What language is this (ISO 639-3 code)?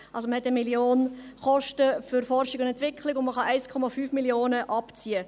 gsw